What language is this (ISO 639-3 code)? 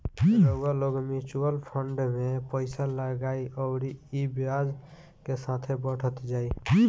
bho